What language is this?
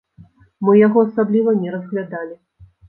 Belarusian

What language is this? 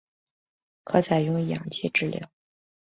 Chinese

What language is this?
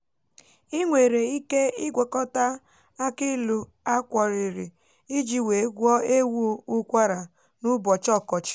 Igbo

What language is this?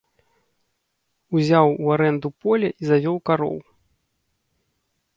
Belarusian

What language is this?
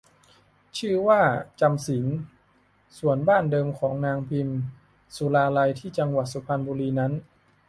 Thai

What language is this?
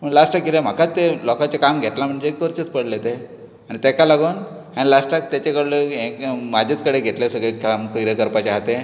Konkani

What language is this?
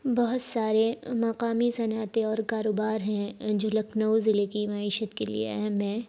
Urdu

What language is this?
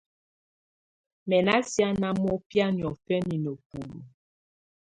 Tunen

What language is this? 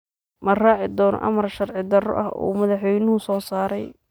Somali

